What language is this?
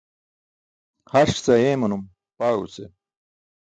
Burushaski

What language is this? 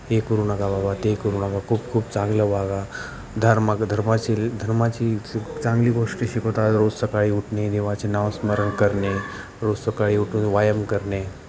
Marathi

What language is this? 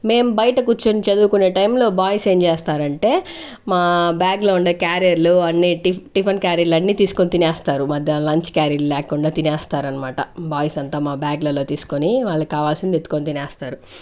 Telugu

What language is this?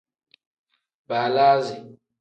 Tem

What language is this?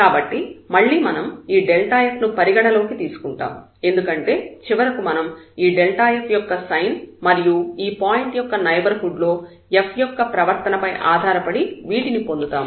Telugu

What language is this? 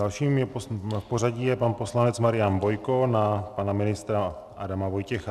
Czech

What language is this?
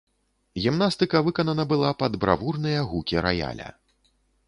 Belarusian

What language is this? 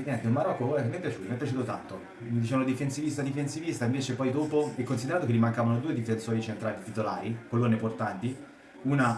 Italian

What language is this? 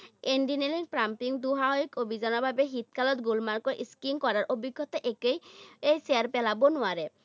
Assamese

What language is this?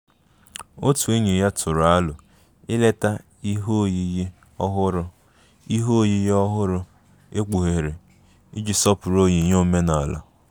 Igbo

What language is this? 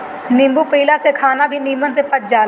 Bhojpuri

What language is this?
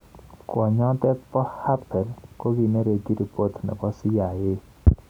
Kalenjin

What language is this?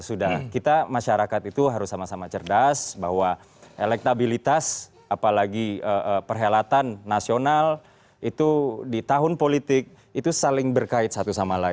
Indonesian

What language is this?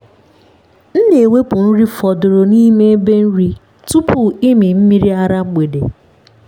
Igbo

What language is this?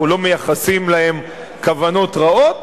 Hebrew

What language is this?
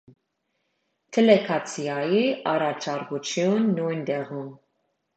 Armenian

